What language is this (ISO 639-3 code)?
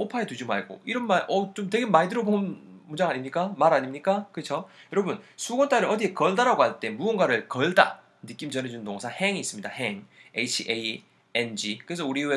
kor